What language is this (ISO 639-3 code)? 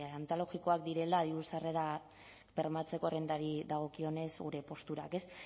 eus